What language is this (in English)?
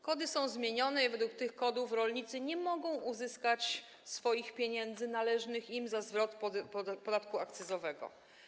Polish